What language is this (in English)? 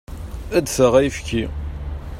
Kabyle